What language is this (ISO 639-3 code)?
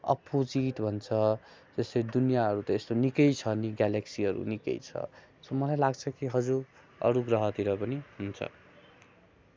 nep